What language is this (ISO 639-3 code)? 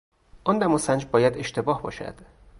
fas